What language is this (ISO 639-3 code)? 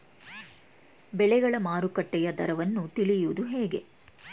kan